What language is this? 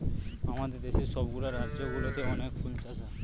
Bangla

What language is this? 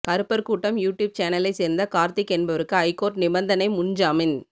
Tamil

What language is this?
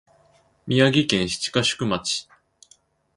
Japanese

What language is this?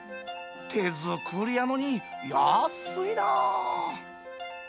Japanese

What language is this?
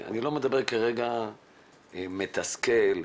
Hebrew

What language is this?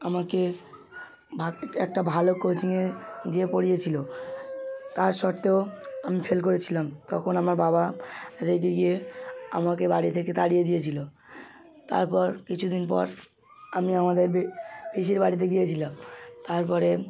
Bangla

